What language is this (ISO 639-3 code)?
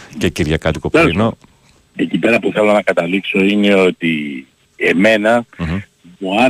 ell